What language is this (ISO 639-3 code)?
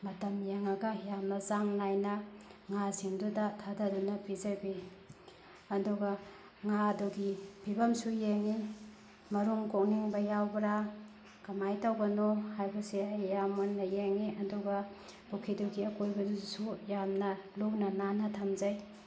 mni